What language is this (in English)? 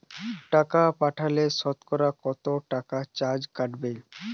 Bangla